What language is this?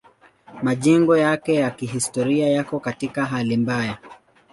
Swahili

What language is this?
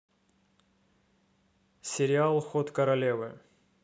Russian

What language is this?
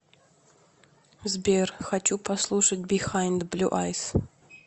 Russian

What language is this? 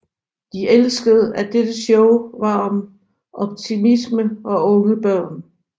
Danish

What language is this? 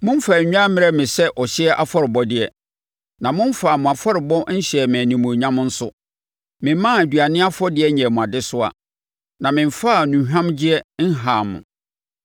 Akan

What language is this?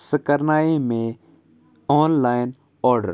Kashmiri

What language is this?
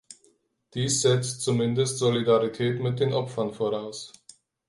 German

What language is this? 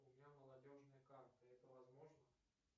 Russian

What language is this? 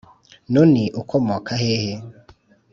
Kinyarwanda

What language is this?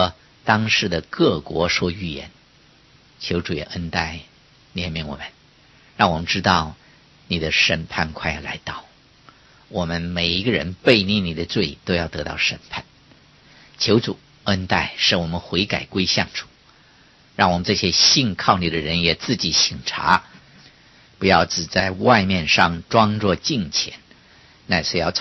Chinese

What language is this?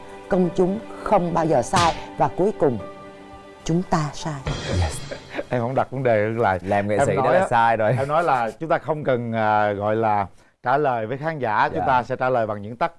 Vietnamese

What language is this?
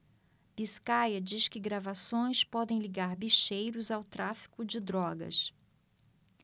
Portuguese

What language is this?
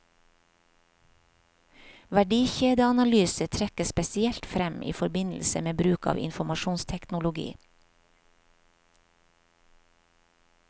Norwegian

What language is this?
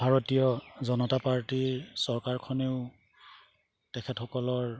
Assamese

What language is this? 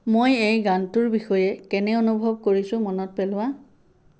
Assamese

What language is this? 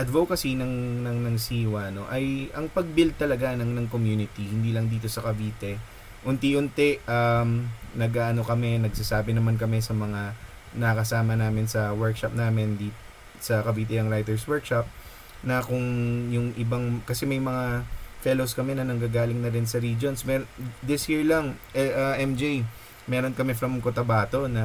Filipino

